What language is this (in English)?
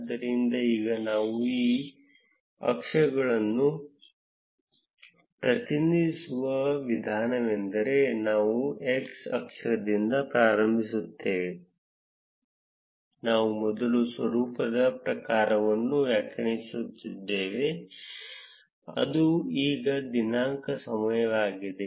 Kannada